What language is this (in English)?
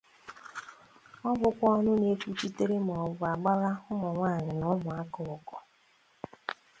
Igbo